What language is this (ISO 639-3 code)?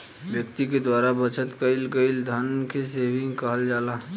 bho